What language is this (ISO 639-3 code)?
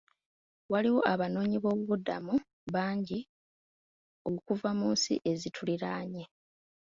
lug